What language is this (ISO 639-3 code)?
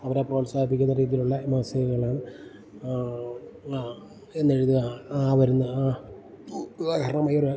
mal